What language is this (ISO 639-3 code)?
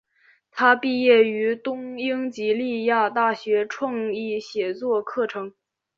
zho